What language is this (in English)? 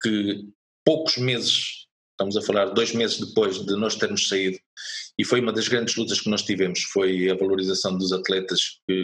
Portuguese